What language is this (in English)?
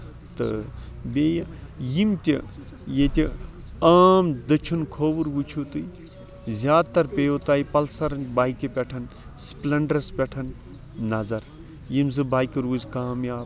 Kashmiri